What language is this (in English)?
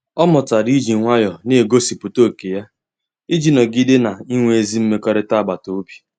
Igbo